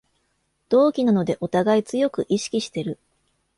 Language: Japanese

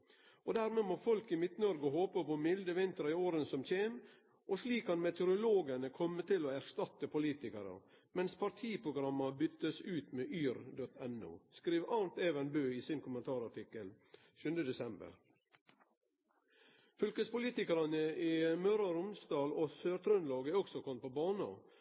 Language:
Norwegian Nynorsk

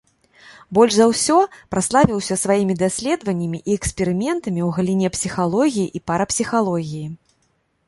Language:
Belarusian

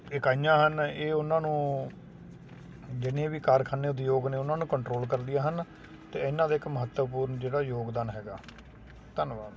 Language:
Punjabi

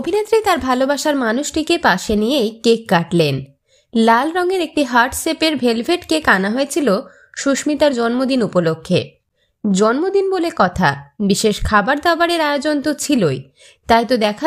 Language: Bangla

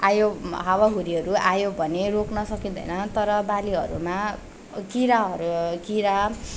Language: Nepali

